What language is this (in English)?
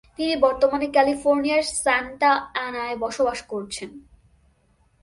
Bangla